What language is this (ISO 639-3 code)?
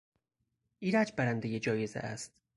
fas